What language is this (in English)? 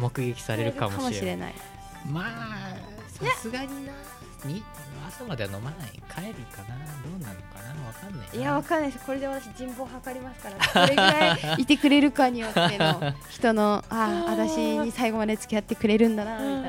Japanese